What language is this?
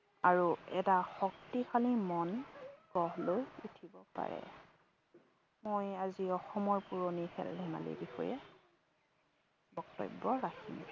Assamese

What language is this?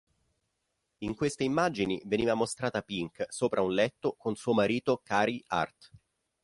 Italian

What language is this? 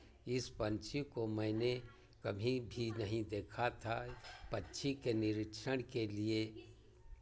Hindi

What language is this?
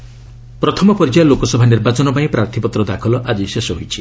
Odia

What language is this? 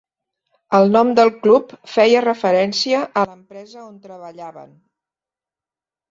Catalan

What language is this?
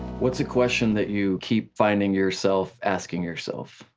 English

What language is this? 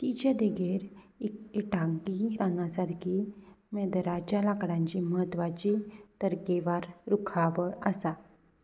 Konkani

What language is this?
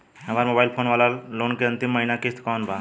Bhojpuri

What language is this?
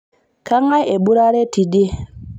Masai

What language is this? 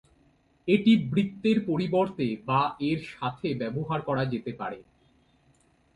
Bangla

